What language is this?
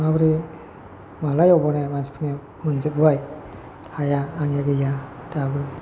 Bodo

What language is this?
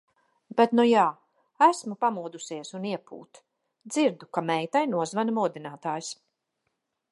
Latvian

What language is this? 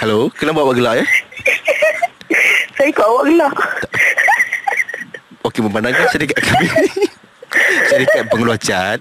Malay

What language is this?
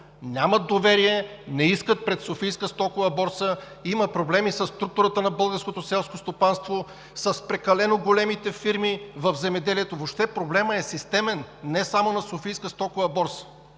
Bulgarian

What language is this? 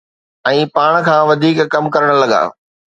Sindhi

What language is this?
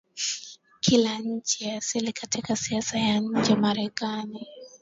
Swahili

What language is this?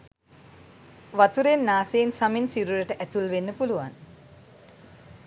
Sinhala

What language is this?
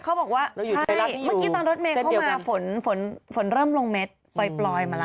Thai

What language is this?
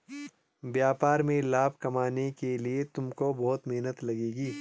Hindi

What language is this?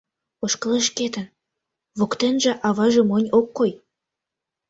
Mari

